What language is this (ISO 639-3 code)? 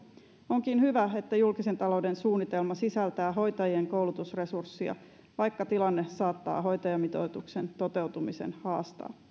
fin